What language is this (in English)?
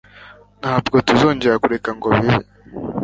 Kinyarwanda